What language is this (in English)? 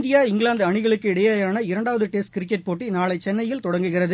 Tamil